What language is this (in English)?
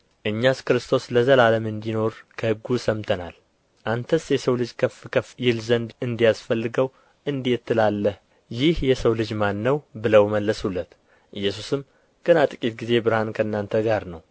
Amharic